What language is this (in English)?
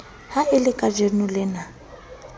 Southern Sotho